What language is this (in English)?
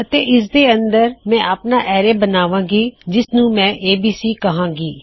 Punjabi